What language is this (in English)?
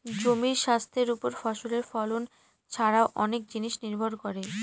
Bangla